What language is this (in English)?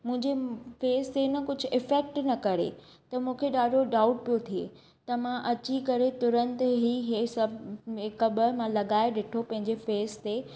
Sindhi